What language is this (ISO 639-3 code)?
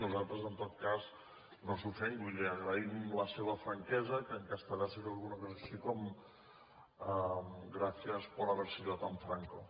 cat